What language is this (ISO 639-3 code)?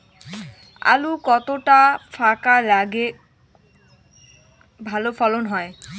ben